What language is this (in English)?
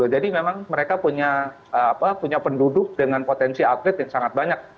Indonesian